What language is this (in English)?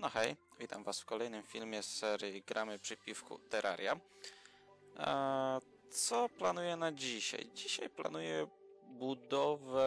Polish